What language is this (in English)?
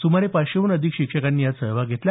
Marathi